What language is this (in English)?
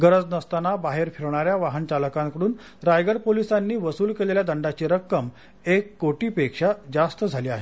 Marathi